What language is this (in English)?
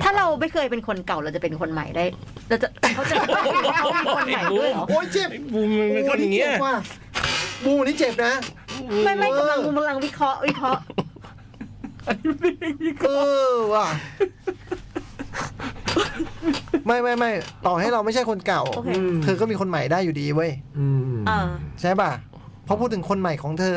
Thai